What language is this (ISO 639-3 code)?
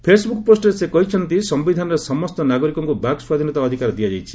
ori